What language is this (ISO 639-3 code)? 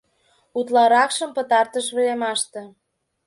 chm